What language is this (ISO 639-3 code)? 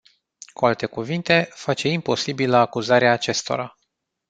ron